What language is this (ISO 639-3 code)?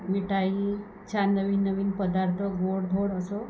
mar